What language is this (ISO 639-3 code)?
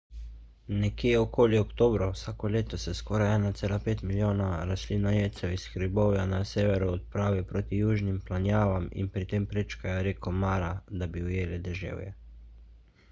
slv